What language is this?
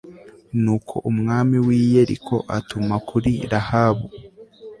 Kinyarwanda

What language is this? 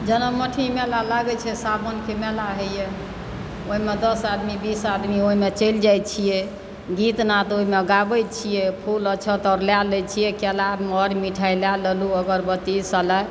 Maithili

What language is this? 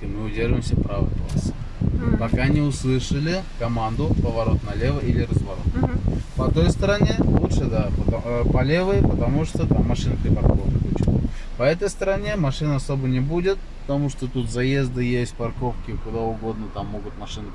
Russian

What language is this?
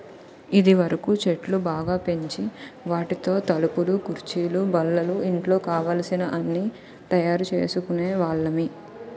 Telugu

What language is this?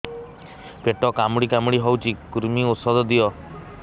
Odia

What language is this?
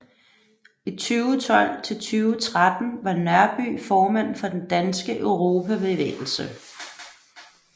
Danish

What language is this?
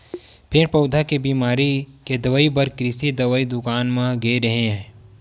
Chhattisgarhi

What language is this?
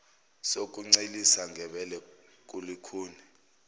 Zulu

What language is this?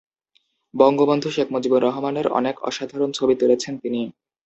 Bangla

